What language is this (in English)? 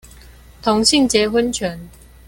Chinese